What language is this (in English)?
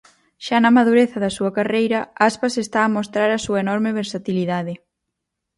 Galician